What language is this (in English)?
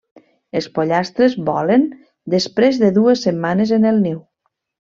Catalan